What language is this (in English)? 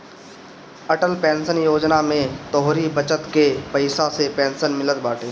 Bhojpuri